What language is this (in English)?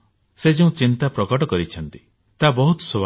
Odia